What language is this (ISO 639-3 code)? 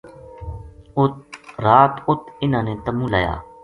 gju